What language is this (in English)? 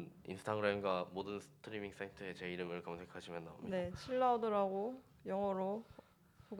Korean